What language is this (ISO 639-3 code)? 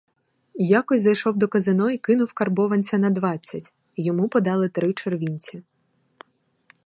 ukr